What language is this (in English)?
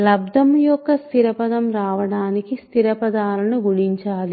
Telugu